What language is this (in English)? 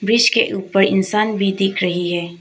Hindi